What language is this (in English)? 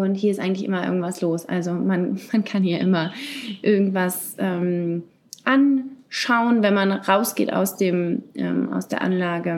German